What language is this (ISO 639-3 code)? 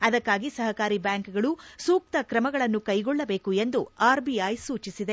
kan